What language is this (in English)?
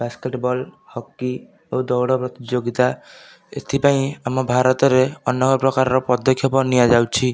Odia